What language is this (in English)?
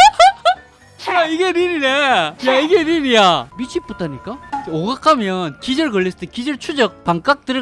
Korean